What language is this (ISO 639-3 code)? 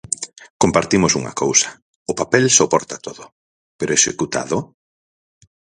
glg